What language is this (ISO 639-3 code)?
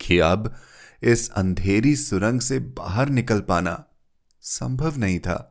hin